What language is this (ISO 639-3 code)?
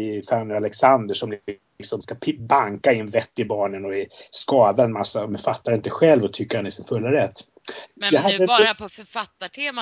swe